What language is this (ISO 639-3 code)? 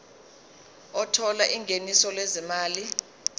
zul